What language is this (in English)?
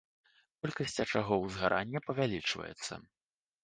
Belarusian